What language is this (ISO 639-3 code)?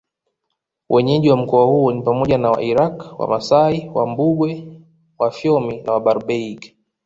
swa